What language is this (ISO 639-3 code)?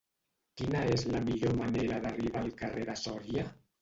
cat